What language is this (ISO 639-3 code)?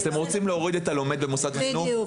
heb